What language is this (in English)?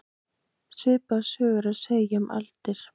Icelandic